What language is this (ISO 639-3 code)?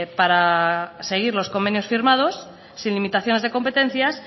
spa